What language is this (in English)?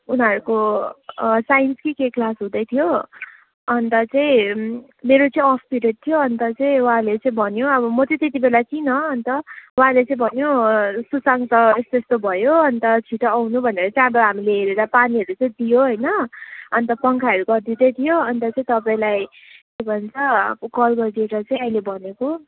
Nepali